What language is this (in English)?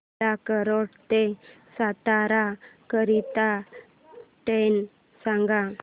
Marathi